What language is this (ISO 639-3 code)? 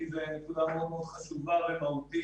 heb